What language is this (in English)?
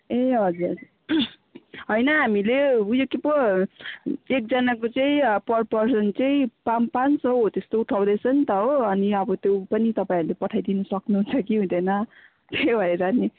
Nepali